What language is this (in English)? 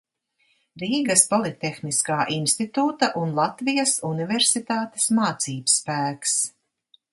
Latvian